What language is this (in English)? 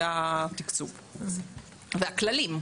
Hebrew